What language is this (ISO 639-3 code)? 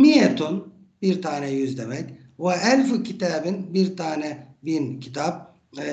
tur